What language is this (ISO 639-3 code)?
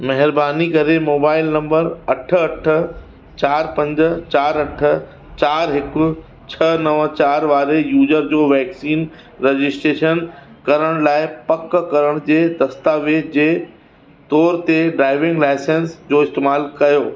snd